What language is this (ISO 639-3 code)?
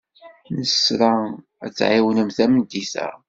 kab